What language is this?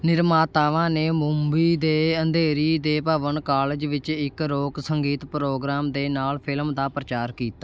Punjabi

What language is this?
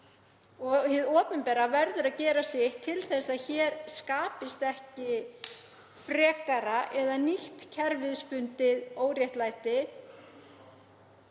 Icelandic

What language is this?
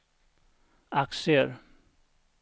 Swedish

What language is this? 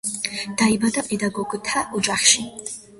Georgian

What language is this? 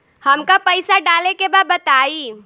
Bhojpuri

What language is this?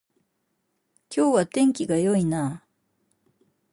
Japanese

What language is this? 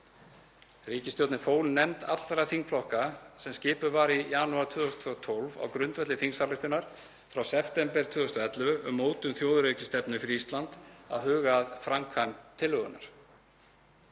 Icelandic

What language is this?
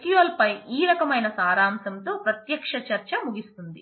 Telugu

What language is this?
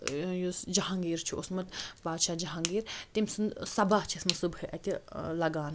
Kashmiri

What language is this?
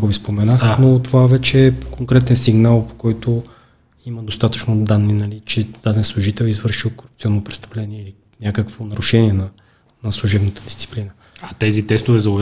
Bulgarian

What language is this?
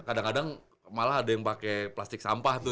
Indonesian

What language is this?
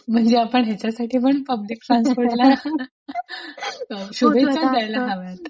Marathi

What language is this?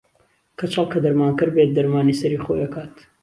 Central Kurdish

